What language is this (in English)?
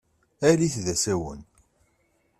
Kabyle